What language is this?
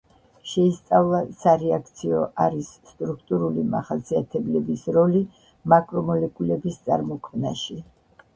Georgian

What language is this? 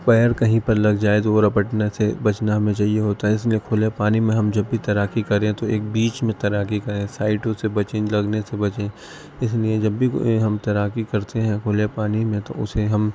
Urdu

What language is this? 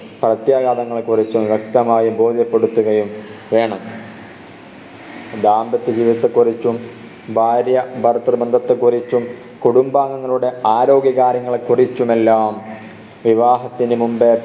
Malayalam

